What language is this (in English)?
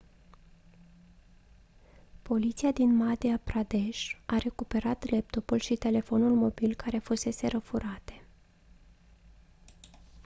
Romanian